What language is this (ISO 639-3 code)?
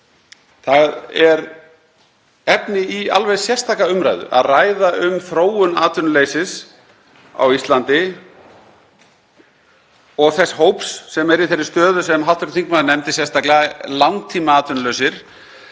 isl